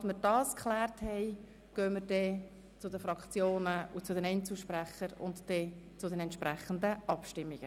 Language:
Swiss German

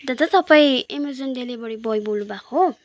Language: Nepali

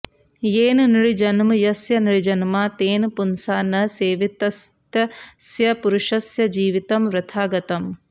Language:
Sanskrit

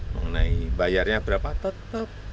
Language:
Indonesian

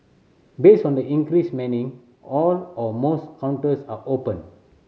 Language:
English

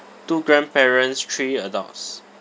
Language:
English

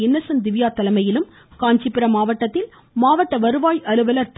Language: Tamil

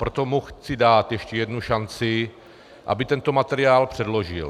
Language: Czech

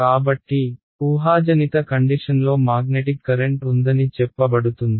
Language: Telugu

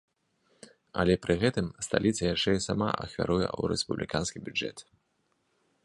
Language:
Belarusian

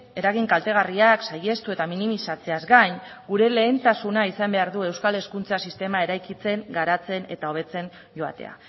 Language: Basque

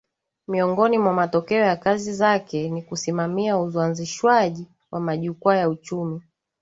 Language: Swahili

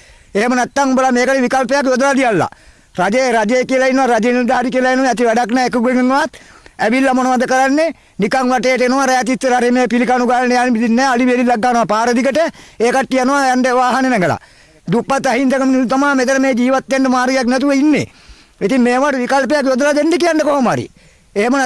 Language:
Sinhala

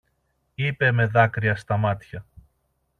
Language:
Greek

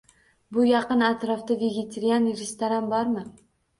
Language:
Uzbek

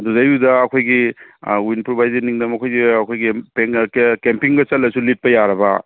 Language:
Manipuri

